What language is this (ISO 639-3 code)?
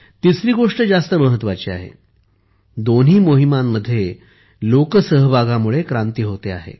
mar